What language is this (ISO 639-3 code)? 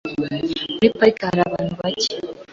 kin